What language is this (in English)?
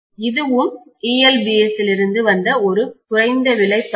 Tamil